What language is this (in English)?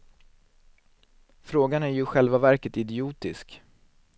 Swedish